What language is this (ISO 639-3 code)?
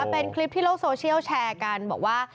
tha